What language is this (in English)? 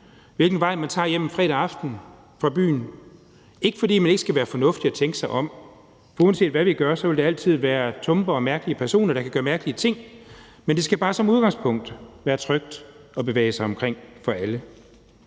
Danish